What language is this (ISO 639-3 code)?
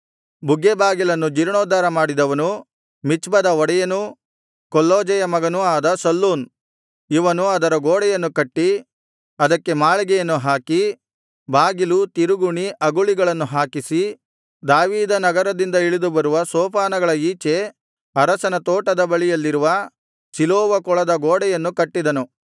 kan